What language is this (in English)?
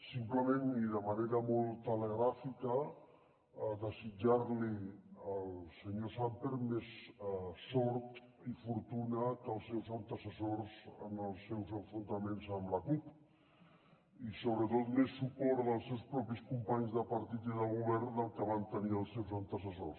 Catalan